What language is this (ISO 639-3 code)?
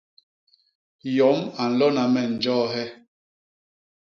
bas